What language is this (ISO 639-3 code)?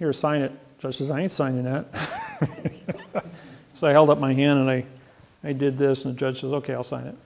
eng